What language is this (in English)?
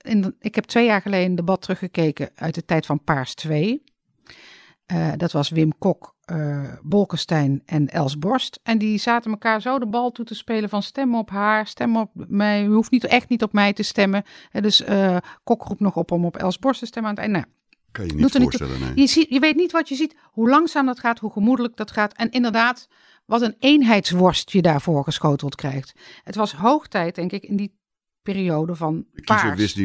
Dutch